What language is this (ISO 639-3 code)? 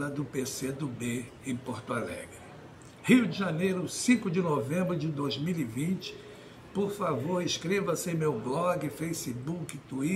por